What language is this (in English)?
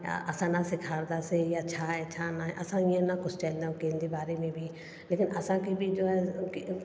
Sindhi